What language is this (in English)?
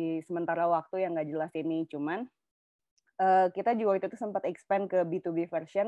Indonesian